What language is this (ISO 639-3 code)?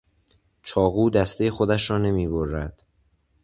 fas